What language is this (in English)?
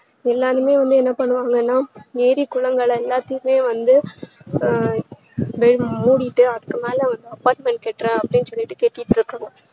Tamil